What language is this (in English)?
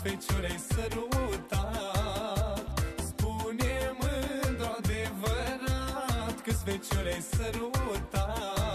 Romanian